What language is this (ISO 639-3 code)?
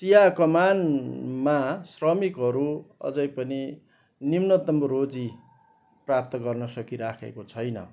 nep